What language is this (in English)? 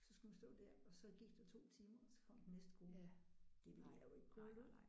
Danish